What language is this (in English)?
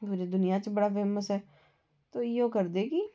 Dogri